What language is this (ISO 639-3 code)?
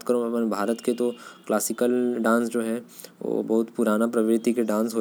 kfp